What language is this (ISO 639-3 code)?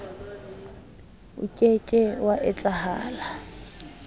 sot